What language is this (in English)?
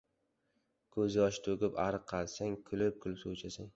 Uzbek